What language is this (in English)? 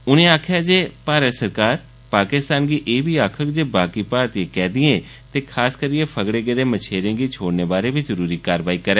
Dogri